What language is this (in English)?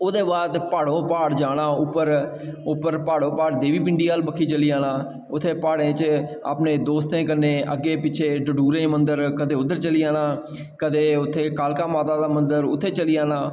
Dogri